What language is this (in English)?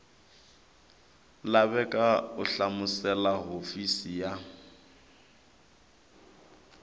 Tsonga